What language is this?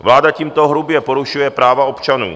Czech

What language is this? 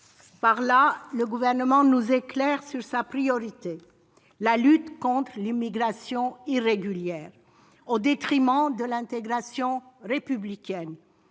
French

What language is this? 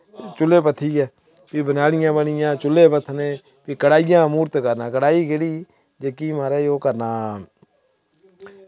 Dogri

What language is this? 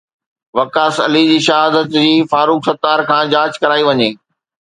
Sindhi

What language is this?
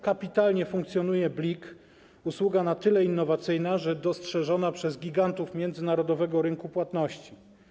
Polish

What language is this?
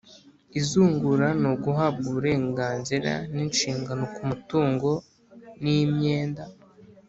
Kinyarwanda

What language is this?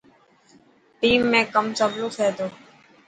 Dhatki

